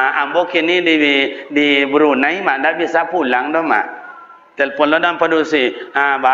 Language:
Malay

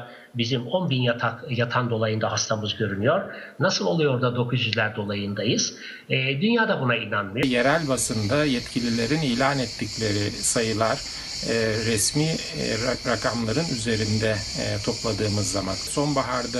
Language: Turkish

